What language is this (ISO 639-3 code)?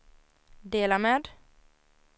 swe